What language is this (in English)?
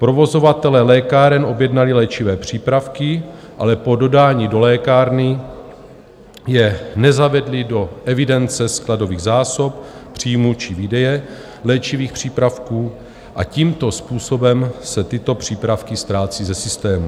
Czech